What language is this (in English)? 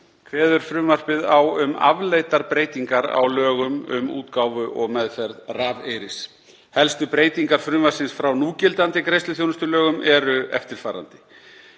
Icelandic